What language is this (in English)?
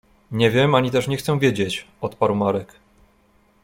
Polish